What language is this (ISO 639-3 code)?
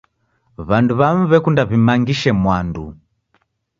dav